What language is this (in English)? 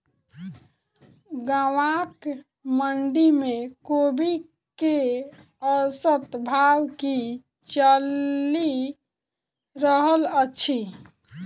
Maithili